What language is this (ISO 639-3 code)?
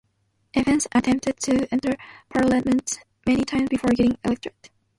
eng